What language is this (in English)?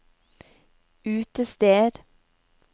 Norwegian